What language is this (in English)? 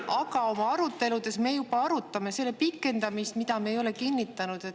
Estonian